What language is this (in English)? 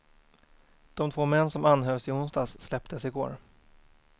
Swedish